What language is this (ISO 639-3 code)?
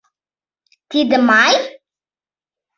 chm